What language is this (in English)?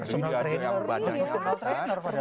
Indonesian